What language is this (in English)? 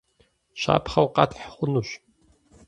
Kabardian